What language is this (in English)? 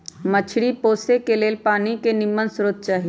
Magahi